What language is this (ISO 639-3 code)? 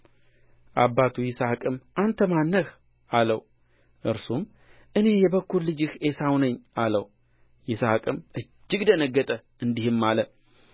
amh